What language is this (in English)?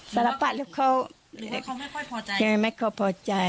Thai